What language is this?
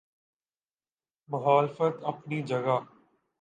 Urdu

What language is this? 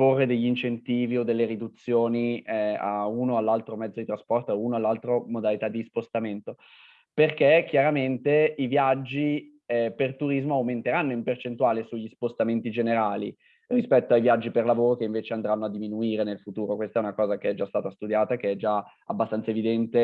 Italian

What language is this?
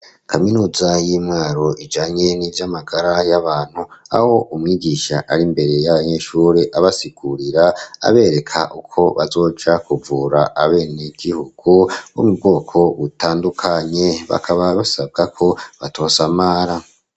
Rundi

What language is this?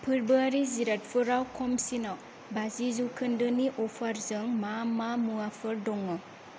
Bodo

